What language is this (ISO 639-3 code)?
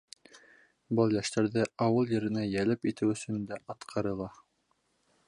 bak